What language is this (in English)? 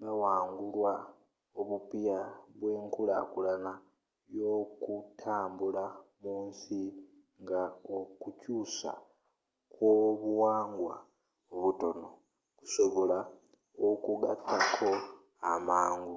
Ganda